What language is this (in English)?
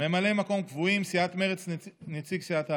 Hebrew